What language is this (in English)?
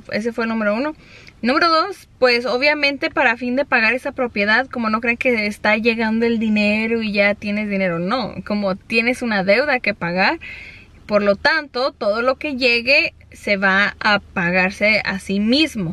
Spanish